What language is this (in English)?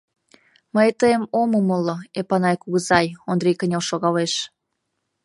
Mari